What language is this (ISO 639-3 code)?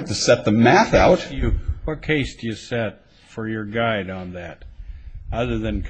eng